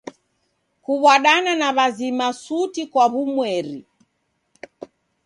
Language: Taita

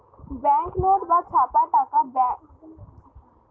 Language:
Bangla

